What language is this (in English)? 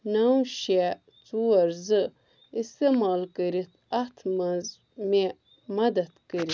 Kashmiri